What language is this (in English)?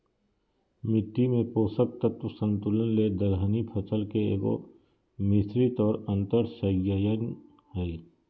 Magahi